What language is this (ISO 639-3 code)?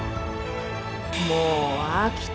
jpn